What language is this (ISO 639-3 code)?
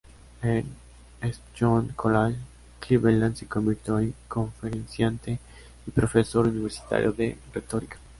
spa